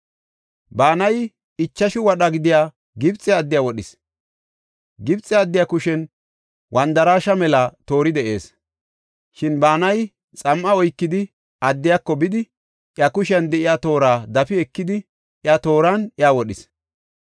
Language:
Gofa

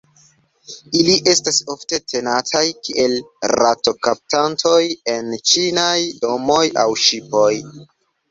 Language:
Esperanto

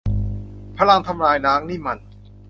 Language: Thai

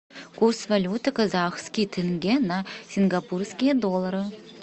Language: Russian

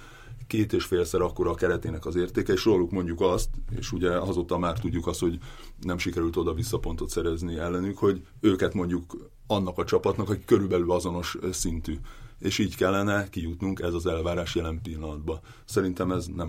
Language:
Hungarian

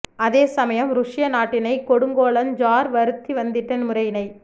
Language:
Tamil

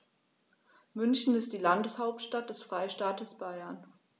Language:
German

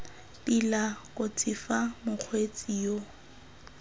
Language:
Tswana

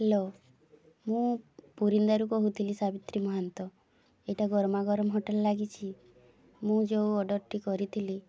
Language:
Odia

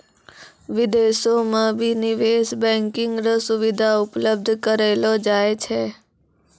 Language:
Maithili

